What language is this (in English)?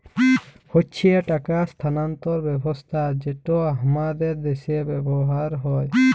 Bangla